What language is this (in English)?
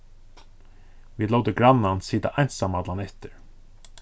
Faroese